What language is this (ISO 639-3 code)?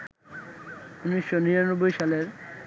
ben